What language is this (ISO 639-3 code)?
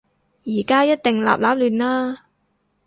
yue